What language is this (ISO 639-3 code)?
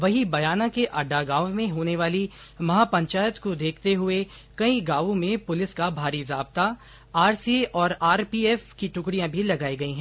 hin